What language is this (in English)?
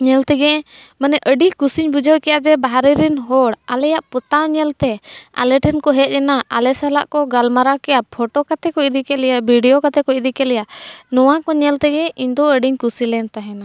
Santali